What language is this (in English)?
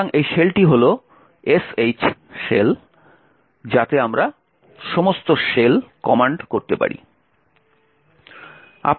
Bangla